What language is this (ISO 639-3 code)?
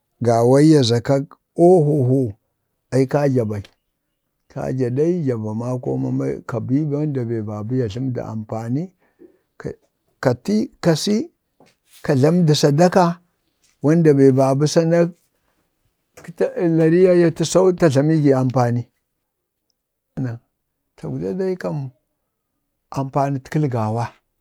bde